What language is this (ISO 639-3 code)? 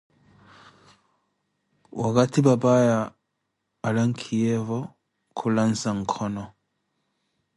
eko